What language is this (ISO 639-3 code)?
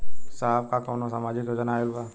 bho